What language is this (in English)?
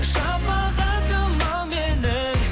Kazakh